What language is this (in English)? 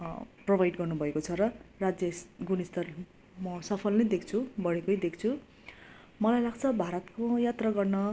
Nepali